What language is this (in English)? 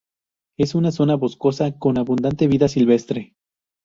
Spanish